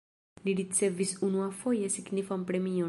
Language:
Esperanto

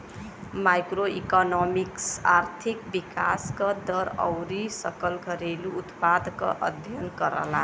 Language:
Bhojpuri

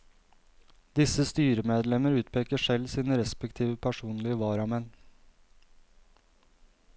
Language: Norwegian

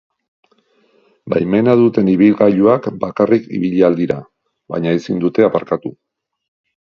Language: Basque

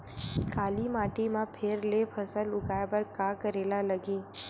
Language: Chhattisgarhi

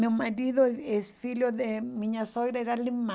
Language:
Portuguese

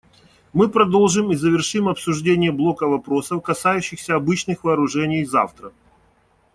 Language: Russian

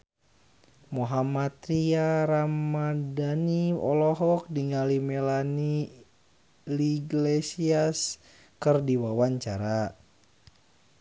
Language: Sundanese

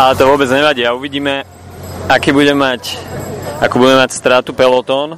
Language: Slovak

